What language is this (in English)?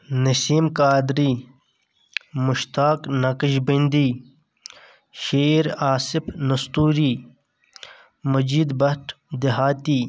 Kashmiri